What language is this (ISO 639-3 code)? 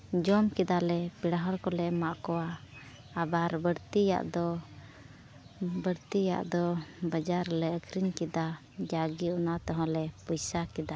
sat